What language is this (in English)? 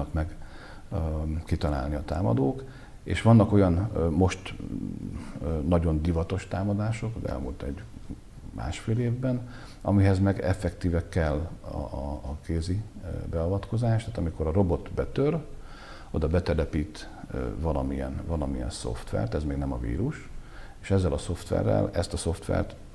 Hungarian